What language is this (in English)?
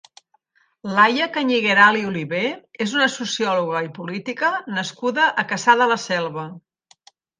Catalan